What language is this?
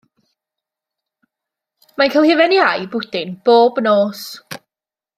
Welsh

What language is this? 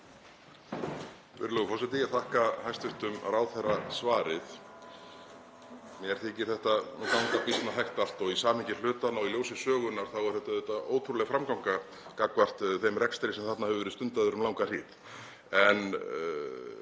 Icelandic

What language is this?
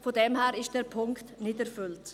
Swiss German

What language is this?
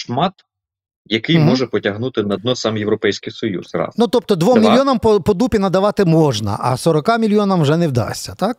Ukrainian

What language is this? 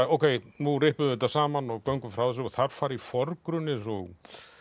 Icelandic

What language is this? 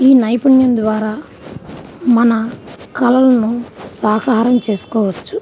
Telugu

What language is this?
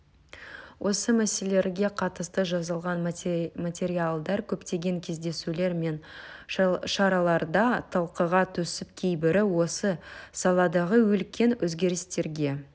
Kazakh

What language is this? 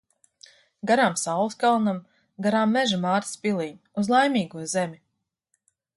Latvian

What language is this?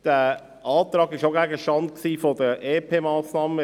Swiss German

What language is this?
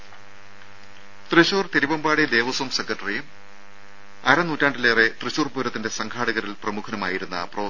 Malayalam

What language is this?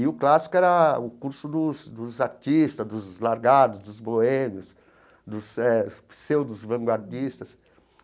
Portuguese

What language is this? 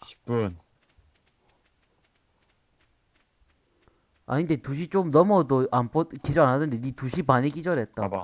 Korean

